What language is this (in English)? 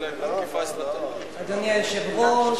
Hebrew